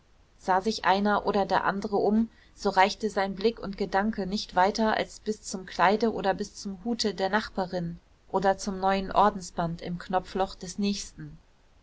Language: German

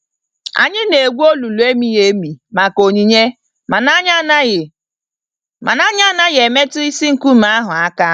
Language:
Igbo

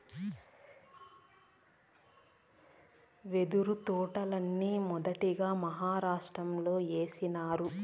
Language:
Telugu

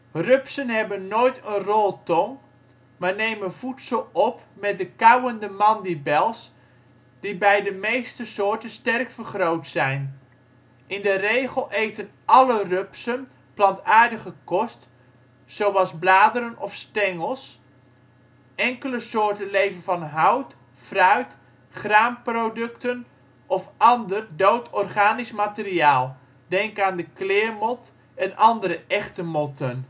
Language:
Dutch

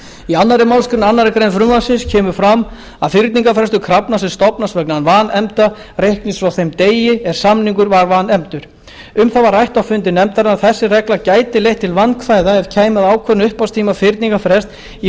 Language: Icelandic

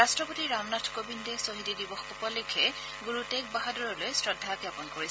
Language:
Assamese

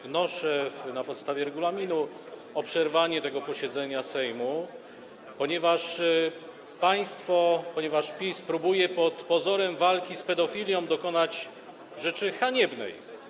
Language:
Polish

